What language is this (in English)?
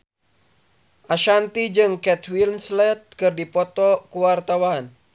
Sundanese